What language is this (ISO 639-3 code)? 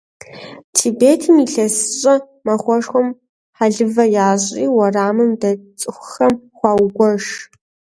kbd